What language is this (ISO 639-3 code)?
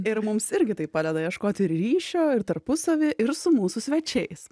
lit